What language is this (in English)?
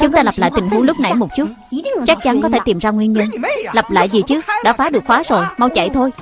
Vietnamese